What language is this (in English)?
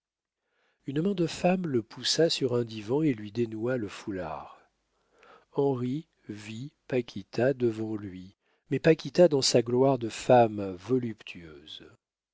French